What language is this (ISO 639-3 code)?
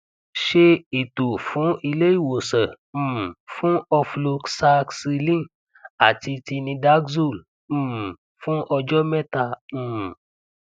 yor